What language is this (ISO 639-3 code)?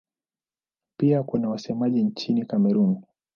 swa